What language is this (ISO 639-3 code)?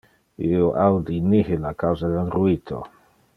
ina